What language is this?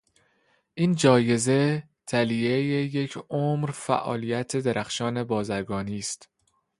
Persian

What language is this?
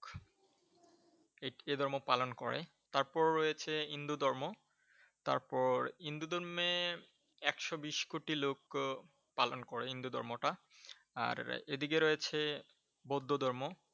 Bangla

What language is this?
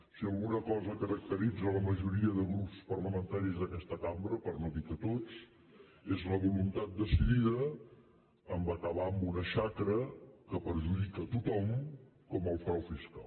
Catalan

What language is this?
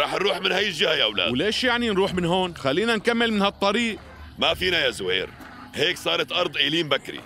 Arabic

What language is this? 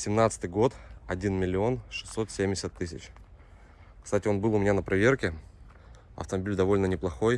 Russian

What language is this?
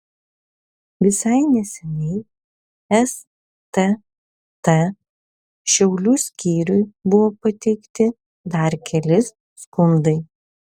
Lithuanian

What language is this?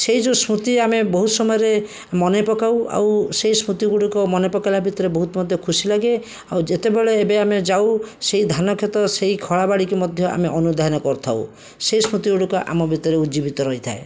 Odia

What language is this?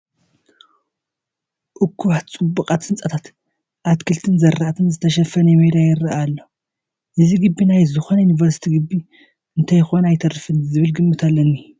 Tigrinya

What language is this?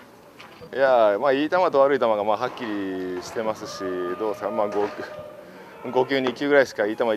Japanese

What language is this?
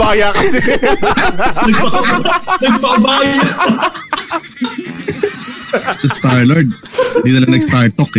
Filipino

